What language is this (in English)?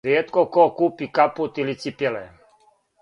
Serbian